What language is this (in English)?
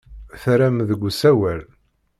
Kabyle